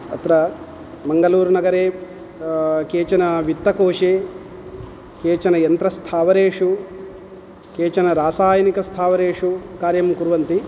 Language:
Sanskrit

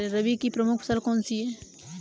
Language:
Hindi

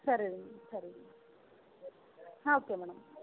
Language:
Kannada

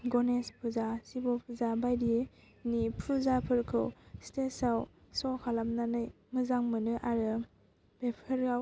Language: Bodo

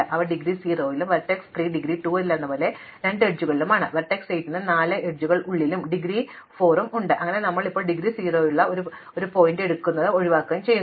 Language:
Malayalam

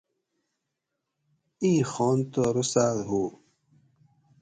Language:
Gawri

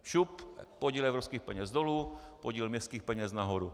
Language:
Czech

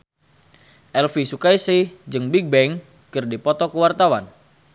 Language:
Sundanese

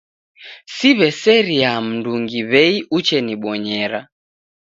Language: Taita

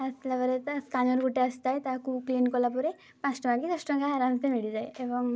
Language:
Odia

